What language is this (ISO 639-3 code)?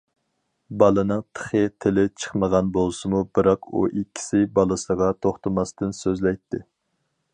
uig